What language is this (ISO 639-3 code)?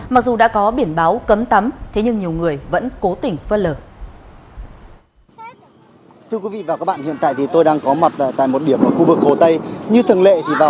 vie